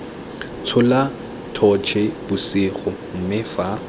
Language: Tswana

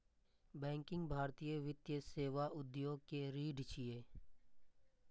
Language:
Maithili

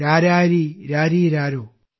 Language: Malayalam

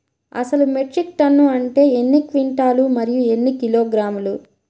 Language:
Telugu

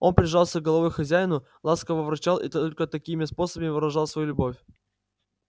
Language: Russian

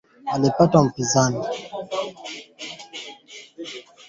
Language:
Swahili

